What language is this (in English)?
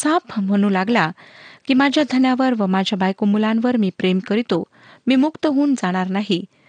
Marathi